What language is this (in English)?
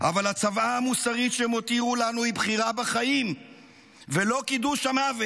Hebrew